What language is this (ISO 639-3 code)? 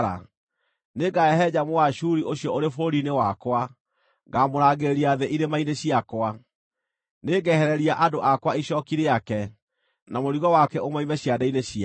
kik